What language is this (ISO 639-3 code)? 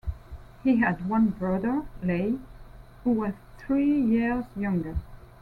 eng